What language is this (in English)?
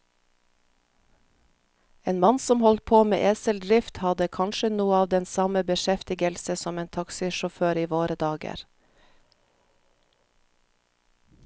Norwegian